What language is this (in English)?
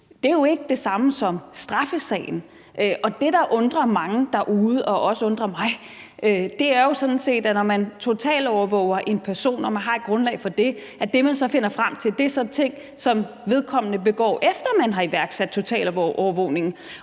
Danish